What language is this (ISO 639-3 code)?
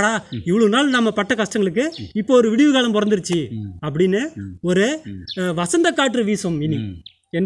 ara